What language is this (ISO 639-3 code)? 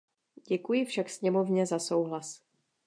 ces